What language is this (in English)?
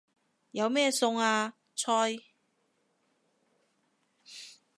Cantonese